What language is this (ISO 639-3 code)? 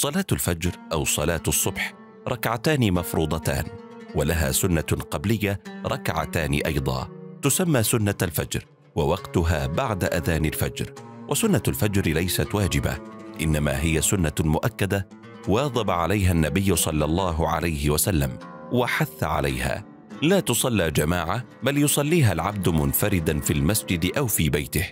ara